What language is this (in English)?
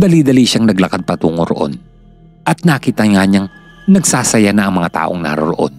Filipino